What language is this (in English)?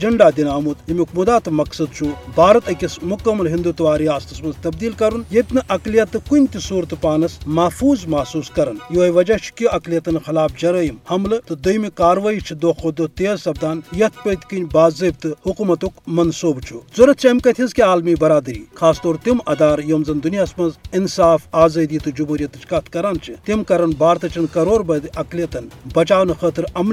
Urdu